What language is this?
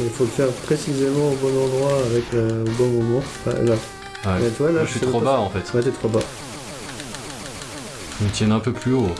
French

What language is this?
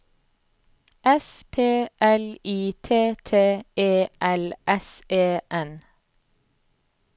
Norwegian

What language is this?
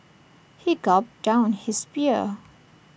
English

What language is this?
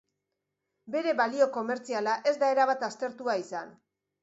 Basque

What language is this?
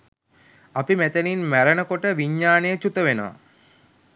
Sinhala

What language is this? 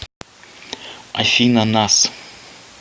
Russian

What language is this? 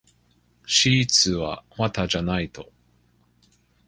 Japanese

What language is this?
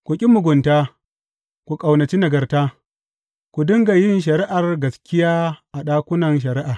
Hausa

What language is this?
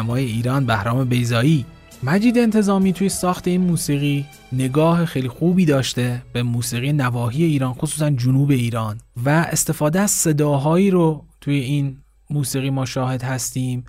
Persian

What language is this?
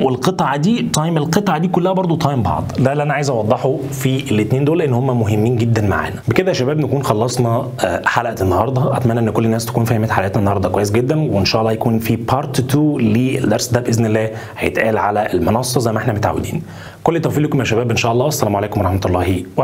Arabic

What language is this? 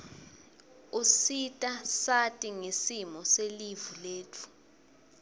Swati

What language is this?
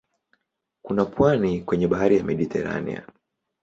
Swahili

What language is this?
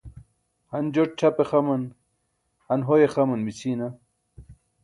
Burushaski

